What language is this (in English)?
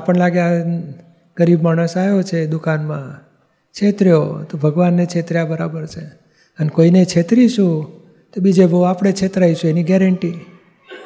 Gujarati